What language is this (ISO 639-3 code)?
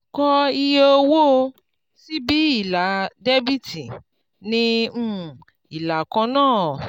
yor